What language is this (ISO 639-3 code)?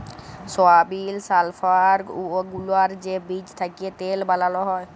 ben